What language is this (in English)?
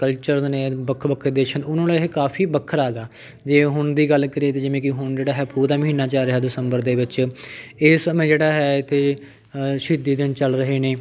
Punjabi